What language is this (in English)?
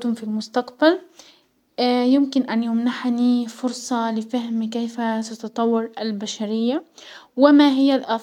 Hijazi Arabic